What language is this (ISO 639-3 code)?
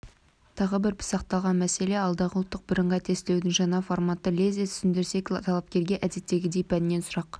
kaz